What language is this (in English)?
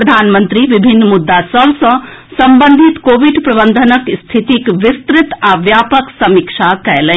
Maithili